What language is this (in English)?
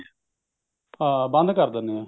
Punjabi